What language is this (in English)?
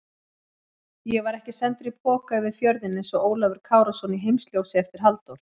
Icelandic